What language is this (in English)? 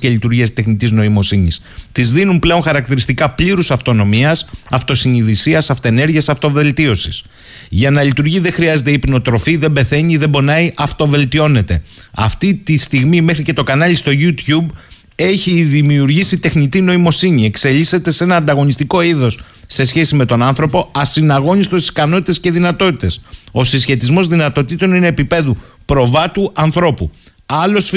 Greek